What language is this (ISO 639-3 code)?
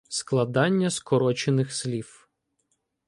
ukr